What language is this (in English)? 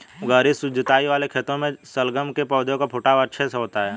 Hindi